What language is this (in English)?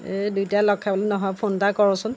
Assamese